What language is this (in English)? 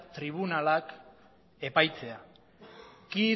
Basque